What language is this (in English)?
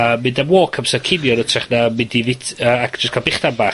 Welsh